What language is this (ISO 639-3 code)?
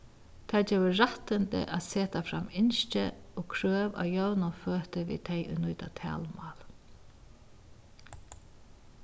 fao